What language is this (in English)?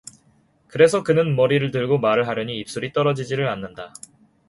Korean